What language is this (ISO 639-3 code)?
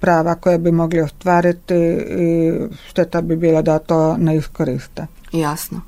hrv